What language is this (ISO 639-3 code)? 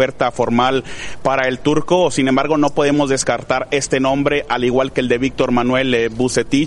spa